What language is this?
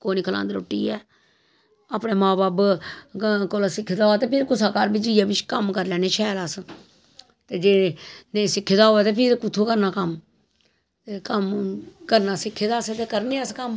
Dogri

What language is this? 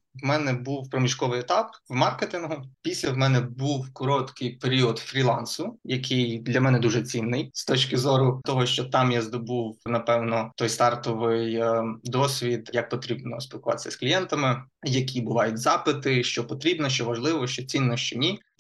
Ukrainian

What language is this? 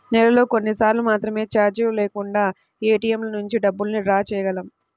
Telugu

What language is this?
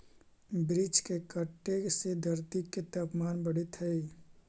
Magahi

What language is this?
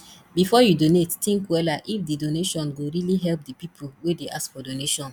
Nigerian Pidgin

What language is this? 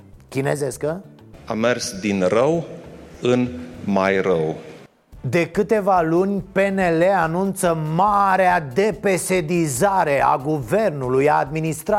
Romanian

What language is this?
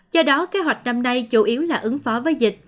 Vietnamese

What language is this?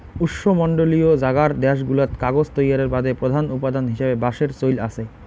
Bangla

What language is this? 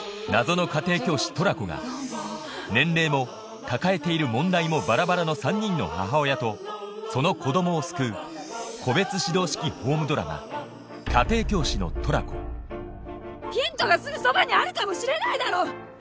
Japanese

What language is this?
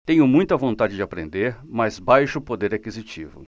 Portuguese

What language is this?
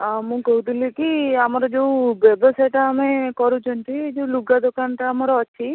Odia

